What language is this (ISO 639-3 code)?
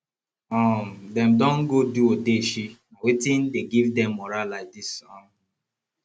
pcm